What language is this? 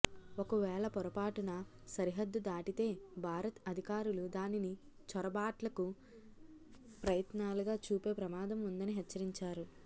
Telugu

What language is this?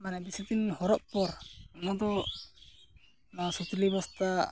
Santali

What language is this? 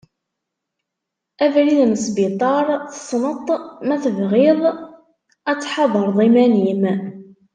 Kabyle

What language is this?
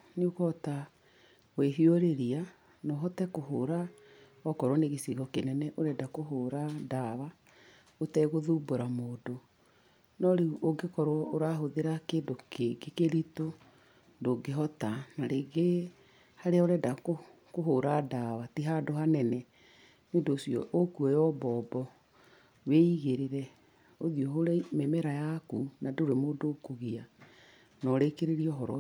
Kikuyu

